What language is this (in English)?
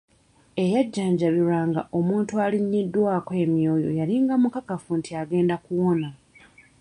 Ganda